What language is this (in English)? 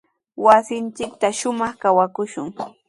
Sihuas Ancash Quechua